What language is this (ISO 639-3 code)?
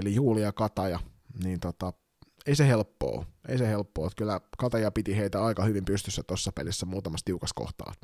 fin